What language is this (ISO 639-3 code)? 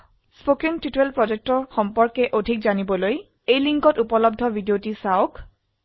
asm